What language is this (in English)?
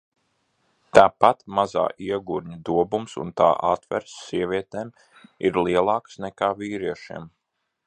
Latvian